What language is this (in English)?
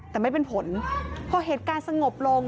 Thai